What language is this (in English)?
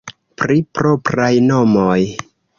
Esperanto